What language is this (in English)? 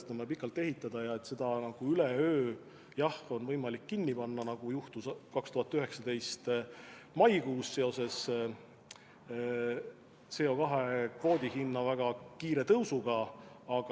Estonian